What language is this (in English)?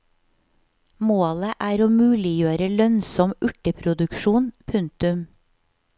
Norwegian